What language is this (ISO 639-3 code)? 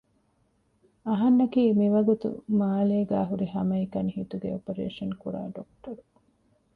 div